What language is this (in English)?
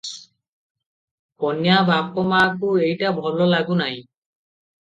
Odia